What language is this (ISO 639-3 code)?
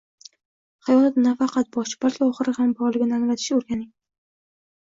uzb